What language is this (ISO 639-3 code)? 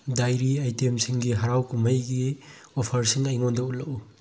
mni